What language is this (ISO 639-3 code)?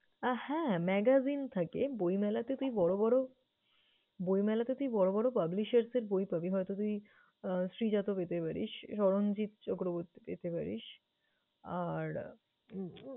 ben